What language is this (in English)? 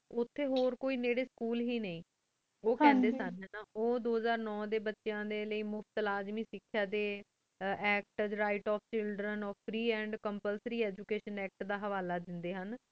Punjabi